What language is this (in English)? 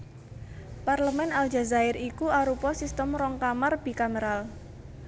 Javanese